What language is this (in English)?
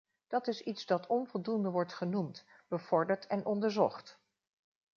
Dutch